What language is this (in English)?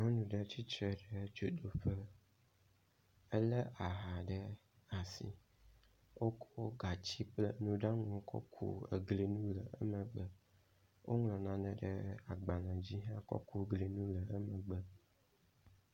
Ewe